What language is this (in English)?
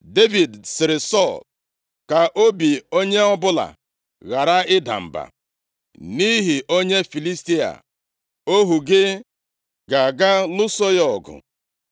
Igbo